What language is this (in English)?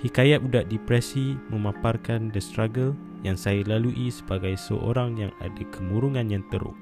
Malay